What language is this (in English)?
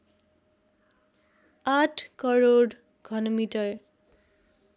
Nepali